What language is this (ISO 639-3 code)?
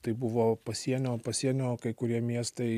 lit